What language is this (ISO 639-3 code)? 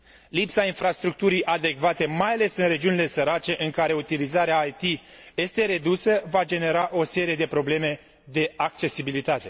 ron